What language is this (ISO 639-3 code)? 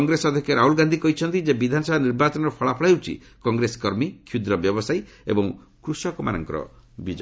ori